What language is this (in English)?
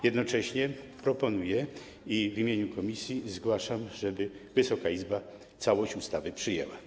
Polish